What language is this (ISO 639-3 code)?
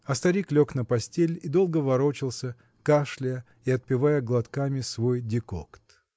rus